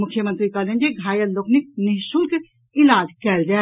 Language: Maithili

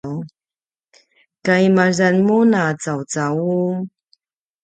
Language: Paiwan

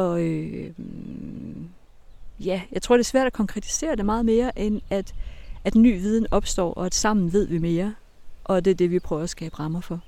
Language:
Danish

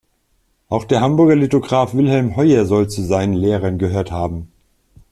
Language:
German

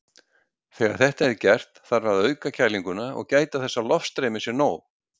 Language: Icelandic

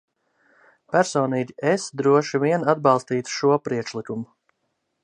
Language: Latvian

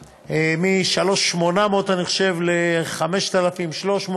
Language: Hebrew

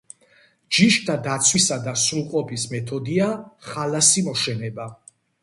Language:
Georgian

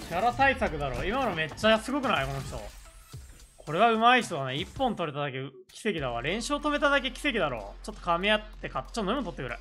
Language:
Japanese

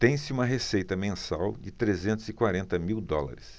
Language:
Portuguese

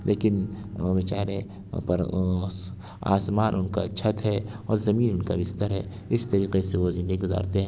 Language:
Urdu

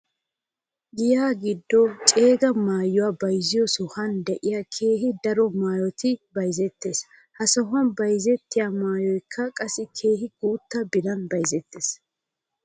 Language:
Wolaytta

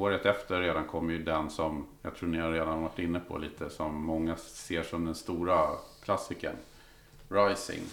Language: Swedish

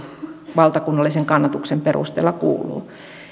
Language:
Finnish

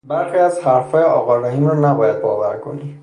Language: Persian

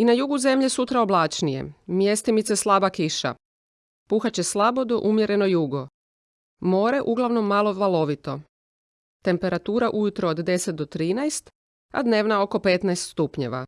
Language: Croatian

